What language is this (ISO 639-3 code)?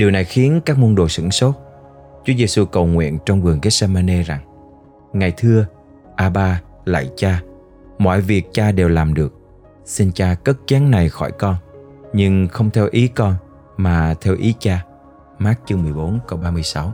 vie